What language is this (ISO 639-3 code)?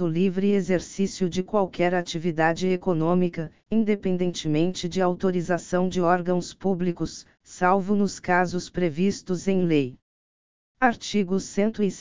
por